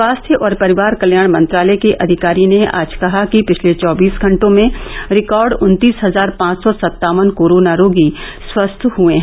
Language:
Hindi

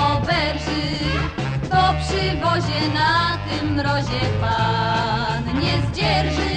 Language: Polish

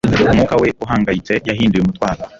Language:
Kinyarwanda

